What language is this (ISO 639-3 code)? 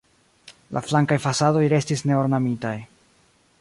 epo